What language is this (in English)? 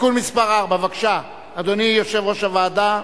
Hebrew